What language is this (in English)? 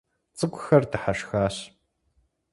Kabardian